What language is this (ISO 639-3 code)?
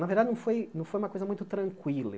por